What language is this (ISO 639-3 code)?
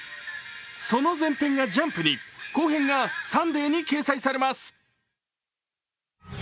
jpn